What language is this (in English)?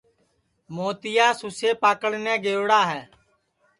Sansi